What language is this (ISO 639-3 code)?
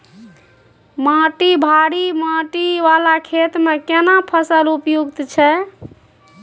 mai